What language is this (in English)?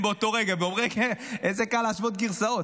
Hebrew